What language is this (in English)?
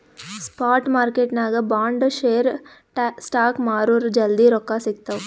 Kannada